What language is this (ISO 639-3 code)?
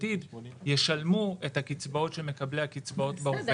heb